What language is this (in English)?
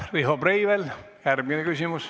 Estonian